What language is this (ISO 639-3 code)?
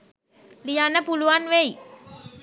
sin